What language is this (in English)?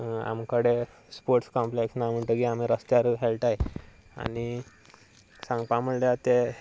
Konkani